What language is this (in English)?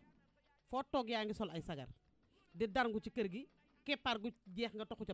Indonesian